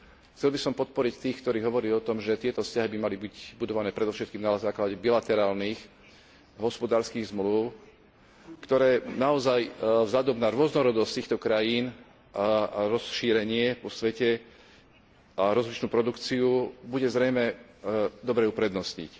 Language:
Slovak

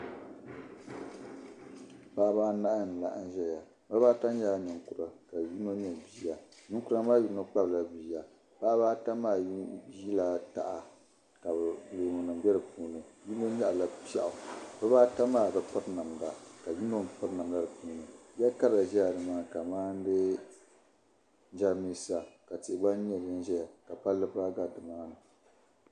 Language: Dagbani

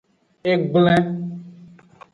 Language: Aja (Benin)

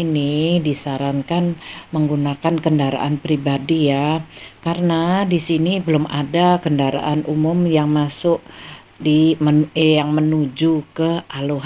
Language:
Indonesian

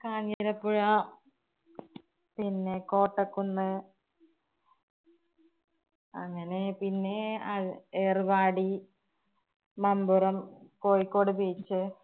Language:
Malayalam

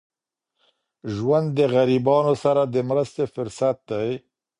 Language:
Pashto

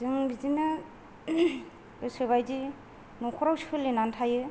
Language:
Bodo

